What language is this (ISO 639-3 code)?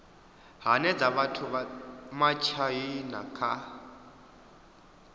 ven